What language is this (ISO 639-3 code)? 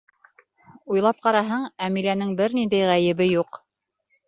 bak